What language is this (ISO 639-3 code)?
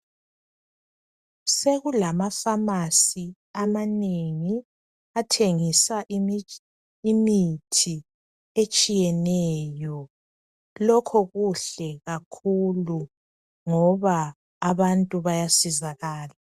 nde